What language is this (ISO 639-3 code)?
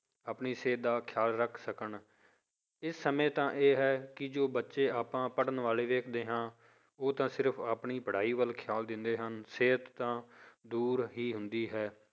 pan